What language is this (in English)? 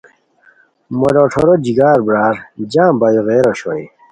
Khowar